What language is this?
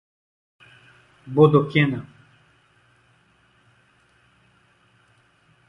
Portuguese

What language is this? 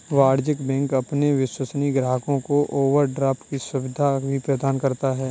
Hindi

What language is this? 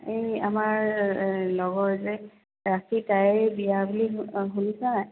Assamese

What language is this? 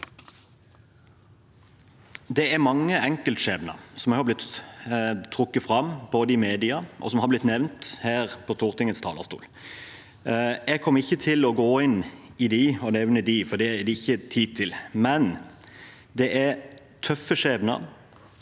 Norwegian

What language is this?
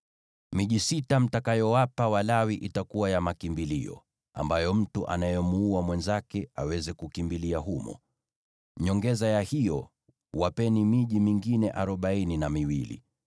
Swahili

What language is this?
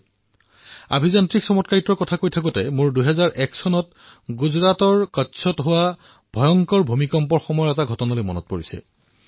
Assamese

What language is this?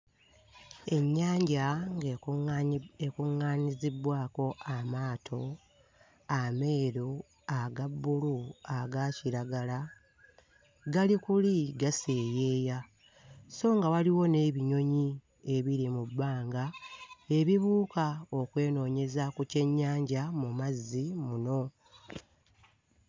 Ganda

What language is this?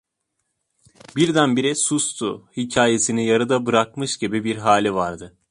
Turkish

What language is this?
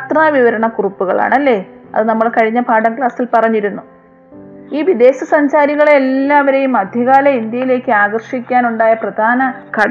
Malayalam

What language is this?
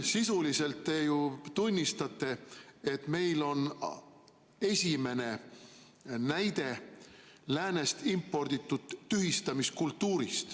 Estonian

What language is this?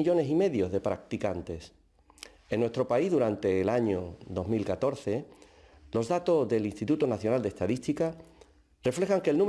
Spanish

